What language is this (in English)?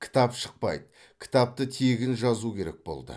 Kazakh